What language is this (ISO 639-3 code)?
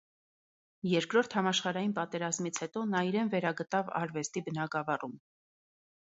hye